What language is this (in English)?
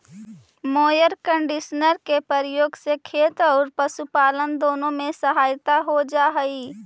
Magahi